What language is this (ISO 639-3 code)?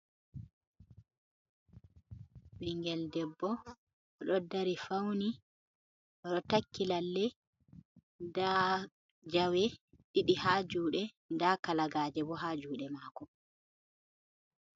ful